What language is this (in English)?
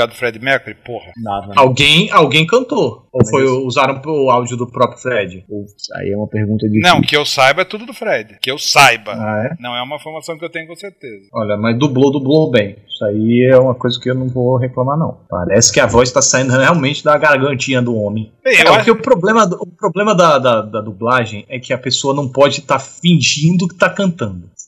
Portuguese